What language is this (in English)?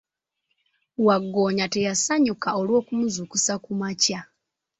Ganda